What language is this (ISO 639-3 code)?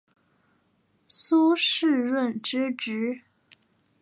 zho